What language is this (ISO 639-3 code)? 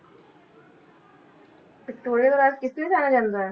pan